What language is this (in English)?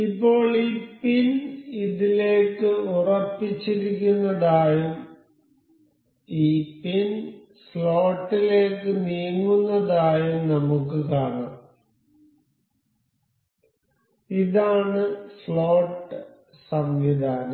Malayalam